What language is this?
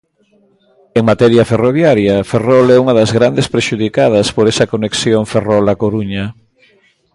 Galician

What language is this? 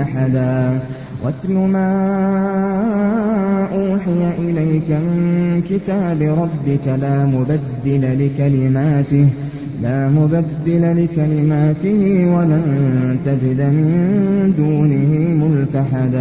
Arabic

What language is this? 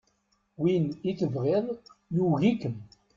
Kabyle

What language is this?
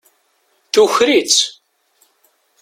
Kabyle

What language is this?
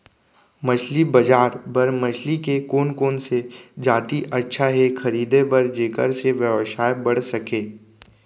Chhattisgarhi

